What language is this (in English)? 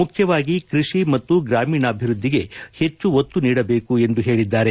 Kannada